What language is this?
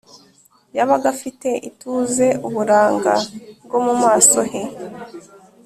Kinyarwanda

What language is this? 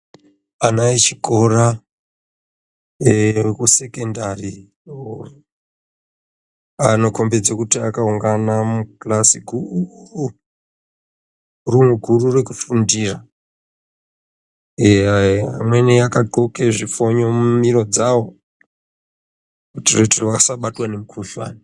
Ndau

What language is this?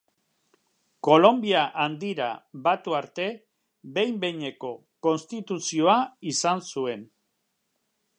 Basque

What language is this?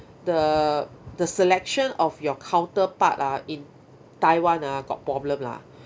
English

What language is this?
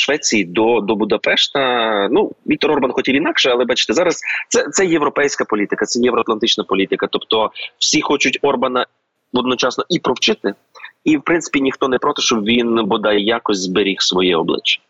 Ukrainian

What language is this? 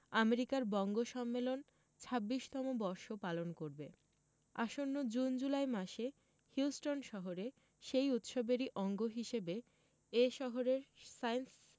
Bangla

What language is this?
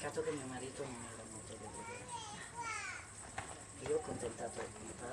Italian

